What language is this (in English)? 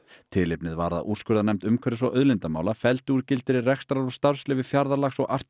Icelandic